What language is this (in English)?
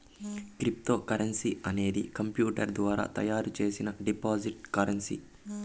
Telugu